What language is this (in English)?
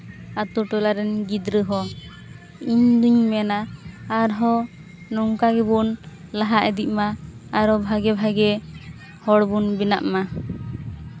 Santali